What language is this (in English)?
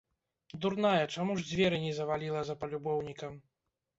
Belarusian